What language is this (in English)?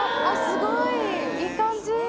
Japanese